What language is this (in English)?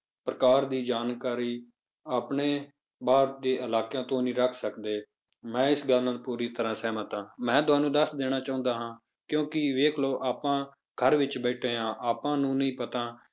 Punjabi